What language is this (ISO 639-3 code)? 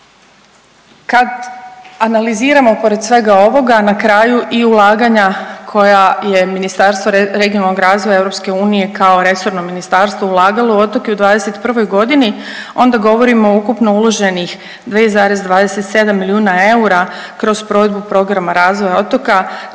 hrv